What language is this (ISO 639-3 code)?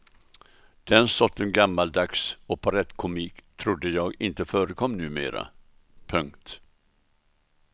swe